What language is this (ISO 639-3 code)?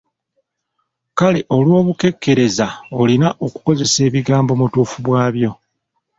lug